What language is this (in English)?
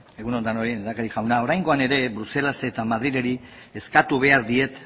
Basque